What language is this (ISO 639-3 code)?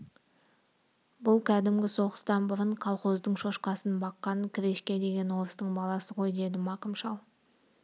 kaz